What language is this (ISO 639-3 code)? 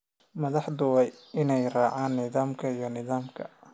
som